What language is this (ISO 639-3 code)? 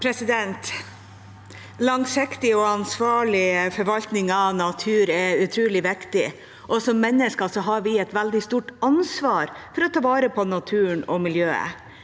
nor